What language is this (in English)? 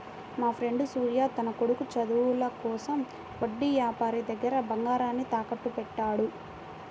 Telugu